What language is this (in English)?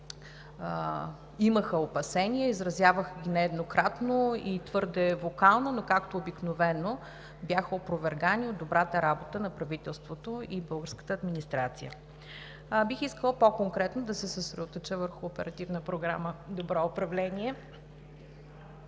Bulgarian